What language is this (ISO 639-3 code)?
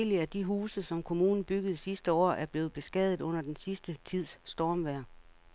dan